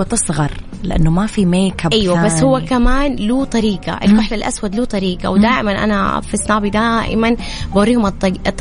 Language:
Arabic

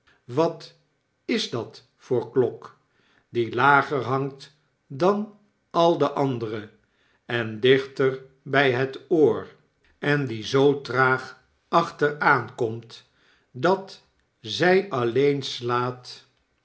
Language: Dutch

